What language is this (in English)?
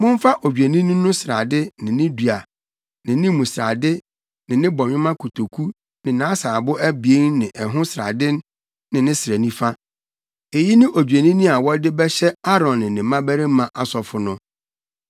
Akan